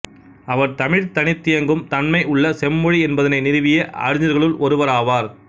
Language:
Tamil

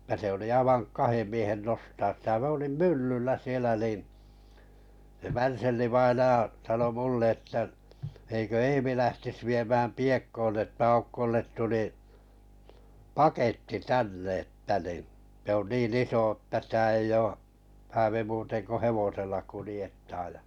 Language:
Finnish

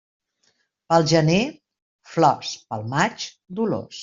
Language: Catalan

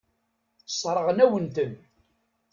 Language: Kabyle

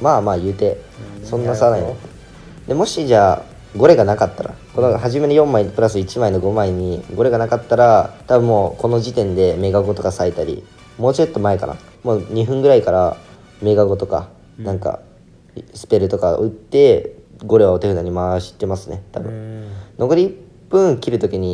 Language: Japanese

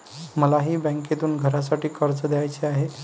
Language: Marathi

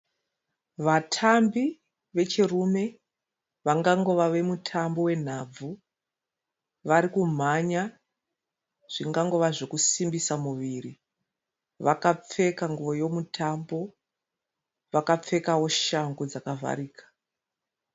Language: Shona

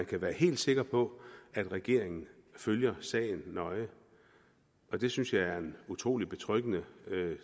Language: Danish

